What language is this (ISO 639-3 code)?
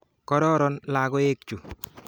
kln